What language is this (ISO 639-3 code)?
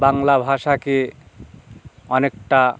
ben